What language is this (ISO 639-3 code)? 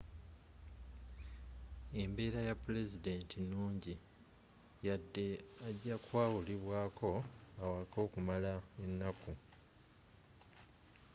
lug